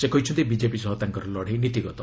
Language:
Odia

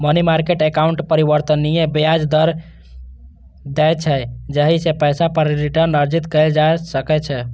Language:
Maithili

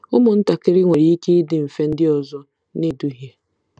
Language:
Igbo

